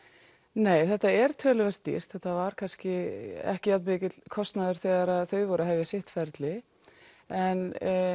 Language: Icelandic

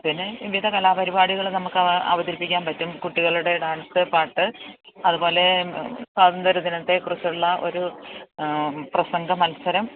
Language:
Malayalam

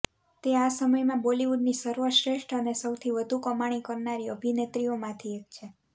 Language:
Gujarati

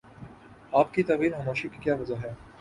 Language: Urdu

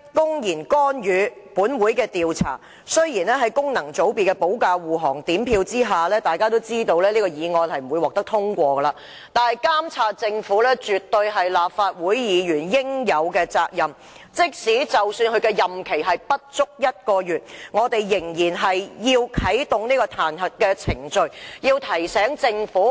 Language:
Cantonese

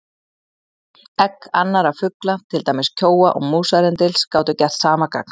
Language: Icelandic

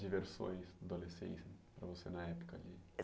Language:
Portuguese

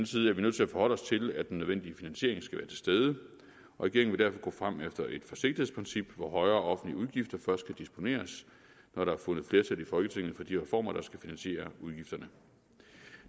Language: Danish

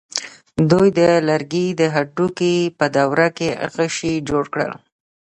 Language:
Pashto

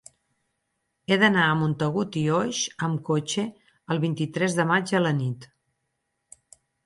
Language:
Catalan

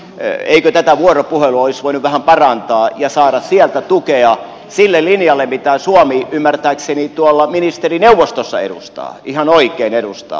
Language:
Finnish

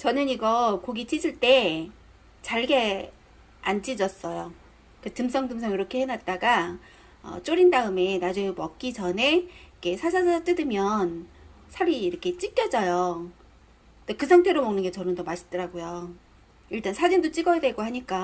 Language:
Korean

